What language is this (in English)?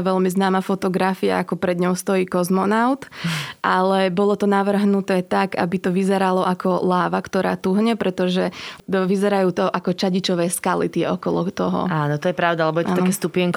Slovak